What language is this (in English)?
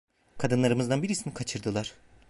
Turkish